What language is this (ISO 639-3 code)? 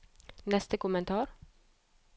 nor